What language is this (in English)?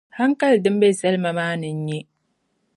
Dagbani